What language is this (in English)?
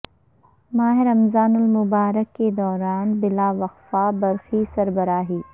Urdu